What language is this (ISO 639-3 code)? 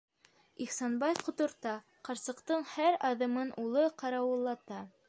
bak